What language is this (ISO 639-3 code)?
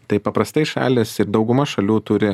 lit